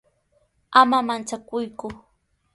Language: Sihuas Ancash Quechua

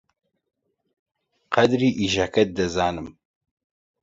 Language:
Central Kurdish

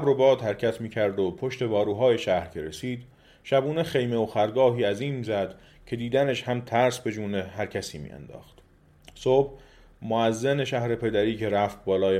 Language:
Persian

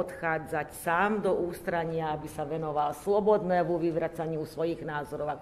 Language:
Slovak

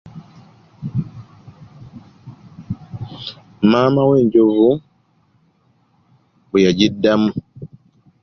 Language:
Ganda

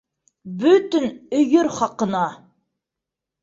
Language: Bashkir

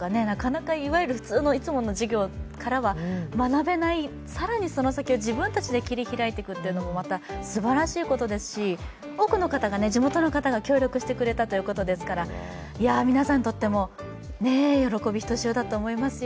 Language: Japanese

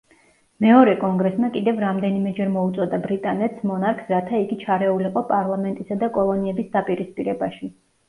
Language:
Georgian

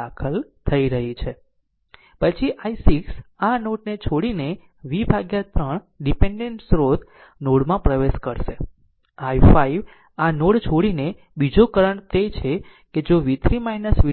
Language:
Gujarati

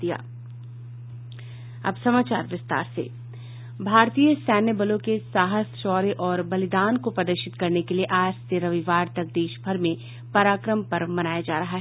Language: Hindi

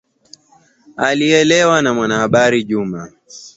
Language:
Swahili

